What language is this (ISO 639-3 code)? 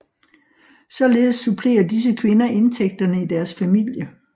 dan